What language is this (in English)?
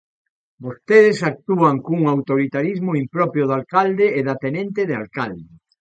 Galician